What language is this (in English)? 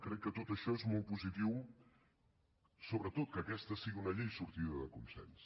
Catalan